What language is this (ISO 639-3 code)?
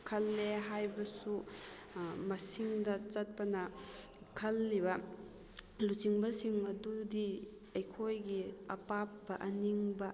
mni